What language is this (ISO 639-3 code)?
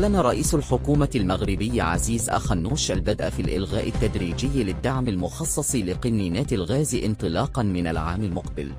ara